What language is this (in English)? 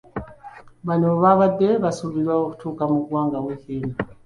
Ganda